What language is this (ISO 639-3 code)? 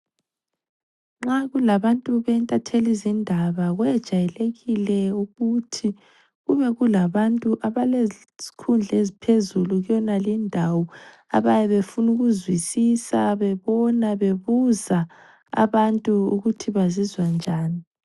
nde